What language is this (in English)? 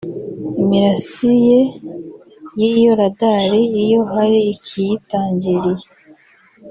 Kinyarwanda